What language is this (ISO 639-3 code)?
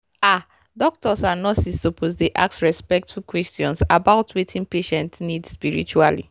pcm